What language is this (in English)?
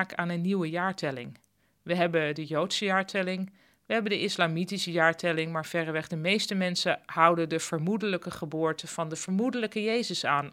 Dutch